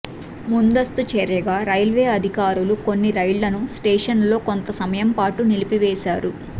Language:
Telugu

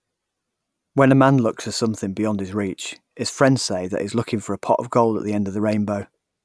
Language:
English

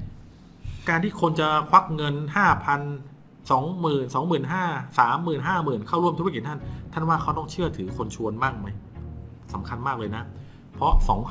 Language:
Thai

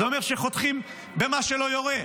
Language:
Hebrew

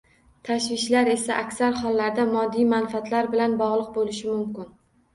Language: Uzbek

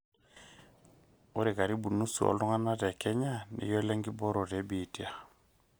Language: Masai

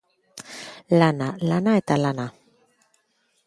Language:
Basque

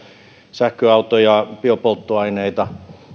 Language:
Finnish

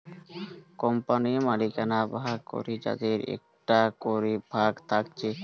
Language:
Bangla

